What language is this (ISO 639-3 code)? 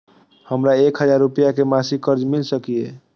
mai